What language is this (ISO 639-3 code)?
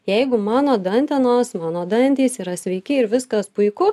lit